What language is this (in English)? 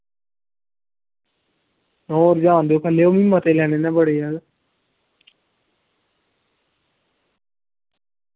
Dogri